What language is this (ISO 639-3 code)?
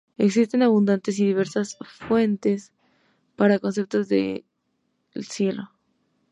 spa